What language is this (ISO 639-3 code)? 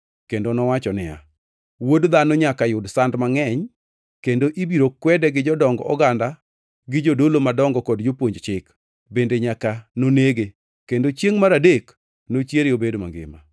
luo